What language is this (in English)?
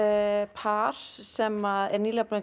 Icelandic